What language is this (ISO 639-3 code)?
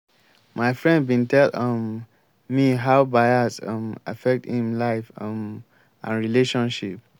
pcm